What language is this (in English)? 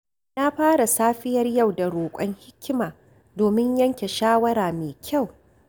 Hausa